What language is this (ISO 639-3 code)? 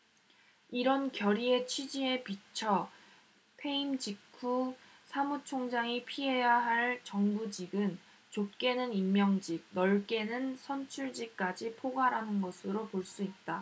kor